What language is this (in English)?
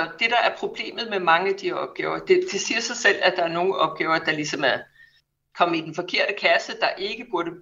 Danish